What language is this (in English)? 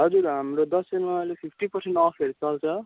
Nepali